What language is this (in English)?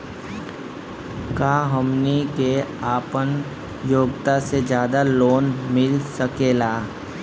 Bhojpuri